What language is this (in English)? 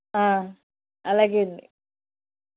Telugu